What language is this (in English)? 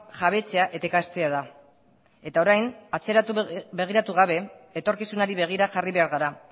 Basque